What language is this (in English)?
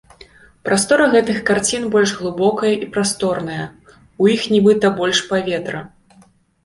Belarusian